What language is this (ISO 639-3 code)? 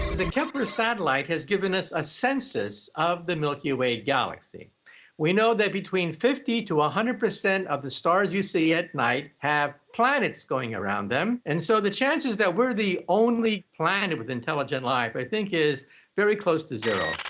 eng